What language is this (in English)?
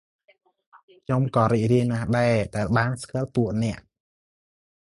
Khmer